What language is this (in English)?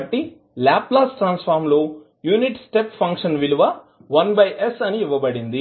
Telugu